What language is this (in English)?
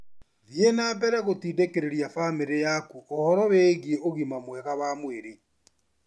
Kikuyu